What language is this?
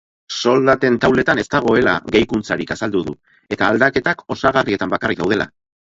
Basque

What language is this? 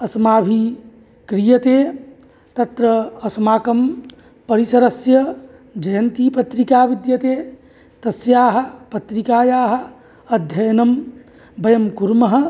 Sanskrit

